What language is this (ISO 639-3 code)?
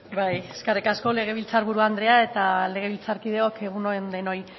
eus